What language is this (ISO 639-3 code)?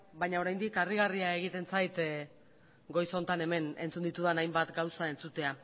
eus